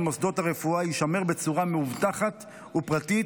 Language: Hebrew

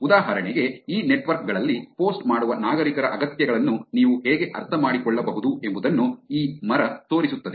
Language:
Kannada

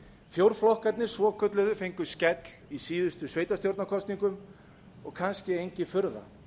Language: Icelandic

